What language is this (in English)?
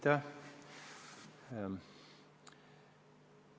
Estonian